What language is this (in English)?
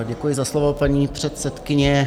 Czech